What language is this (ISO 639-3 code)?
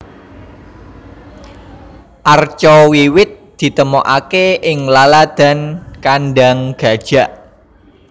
jav